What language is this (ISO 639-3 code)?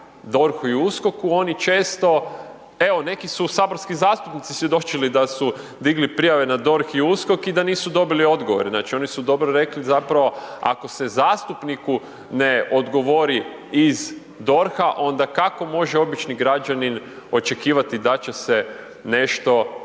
hrv